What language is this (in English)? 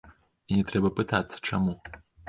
Belarusian